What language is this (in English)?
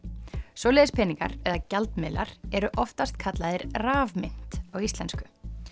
Icelandic